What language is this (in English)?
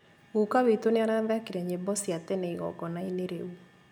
Kikuyu